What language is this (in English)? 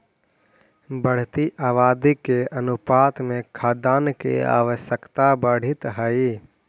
Magahi